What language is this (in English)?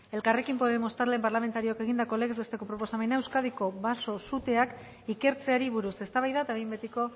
Basque